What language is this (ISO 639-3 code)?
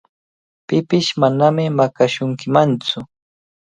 qvl